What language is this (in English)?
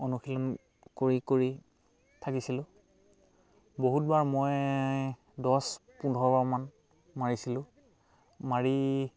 Assamese